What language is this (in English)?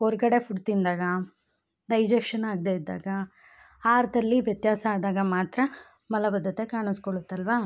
Kannada